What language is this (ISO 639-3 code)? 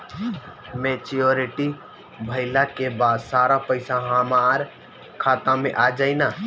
bho